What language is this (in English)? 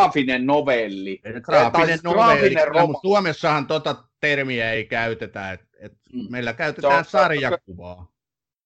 Finnish